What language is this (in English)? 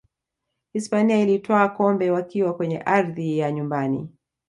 Swahili